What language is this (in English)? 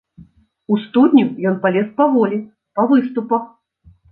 Belarusian